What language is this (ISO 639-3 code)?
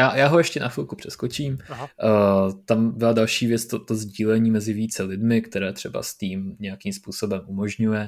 ces